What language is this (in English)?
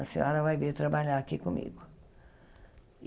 Portuguese